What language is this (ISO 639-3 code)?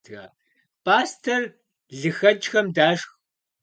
kbd